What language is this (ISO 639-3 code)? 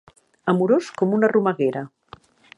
cat